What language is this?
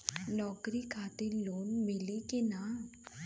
Bhojpuri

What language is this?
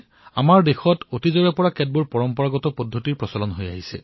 Assamese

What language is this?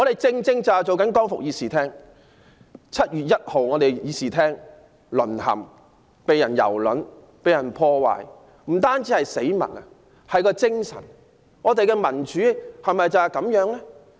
Cantonese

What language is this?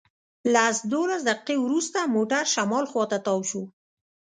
Pashto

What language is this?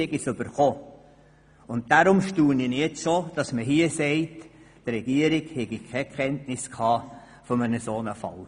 Swiss German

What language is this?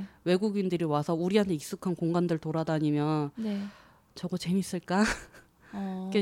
Korean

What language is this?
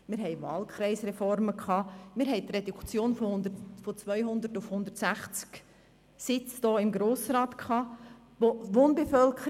Swiss German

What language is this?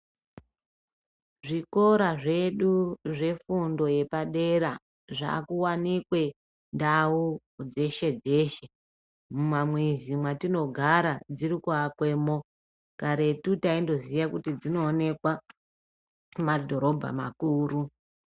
Ndau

